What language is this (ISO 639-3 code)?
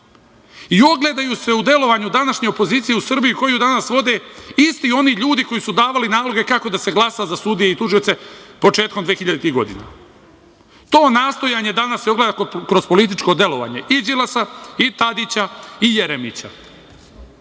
srp